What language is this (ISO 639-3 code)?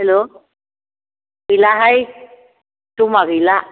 brx